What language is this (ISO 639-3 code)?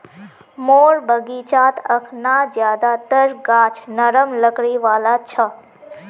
mag